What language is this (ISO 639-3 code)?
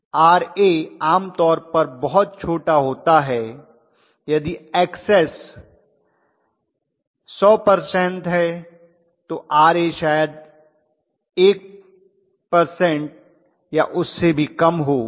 hin